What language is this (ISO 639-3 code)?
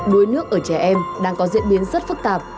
vie